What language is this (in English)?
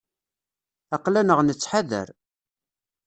Kabyle